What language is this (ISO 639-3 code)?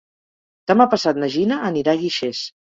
cat